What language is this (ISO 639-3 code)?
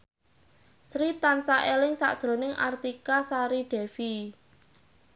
jav